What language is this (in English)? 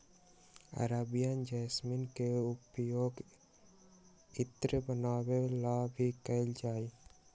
Magahi